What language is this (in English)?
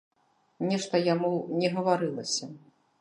Belarusian